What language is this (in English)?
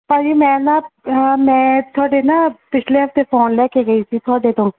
Punjabi